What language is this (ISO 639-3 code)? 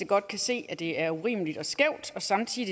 dan